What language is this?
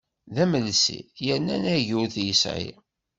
Kabyle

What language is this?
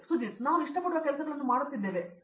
Kannada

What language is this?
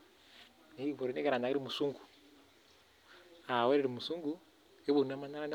Masai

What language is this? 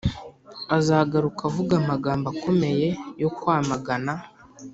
Kinyarwanda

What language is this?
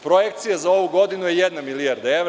Serbian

